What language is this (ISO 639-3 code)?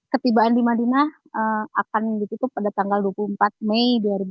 ind